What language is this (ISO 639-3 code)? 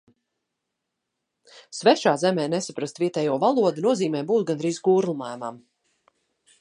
lav